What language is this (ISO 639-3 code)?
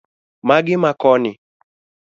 luo